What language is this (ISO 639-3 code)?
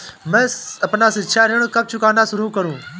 hin